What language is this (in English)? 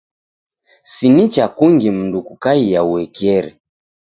Taita